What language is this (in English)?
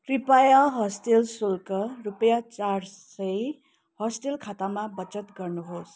Nepali